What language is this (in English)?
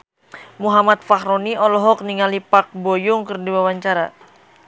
Sundanese